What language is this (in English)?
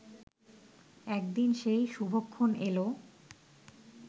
Bangla